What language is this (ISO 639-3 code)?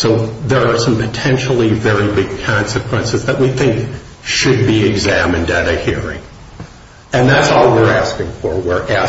eng